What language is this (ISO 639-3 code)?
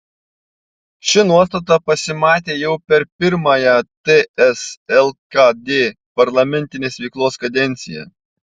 lit